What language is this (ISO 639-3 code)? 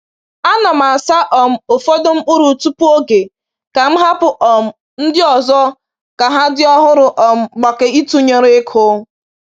ibo